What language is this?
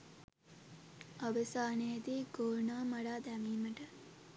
Sinhala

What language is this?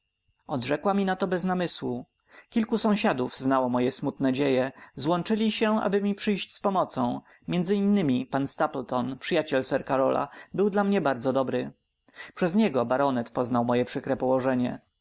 Polish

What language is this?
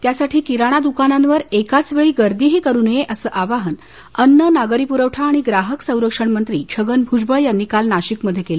Marathi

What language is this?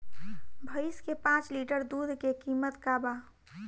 Bhojpuri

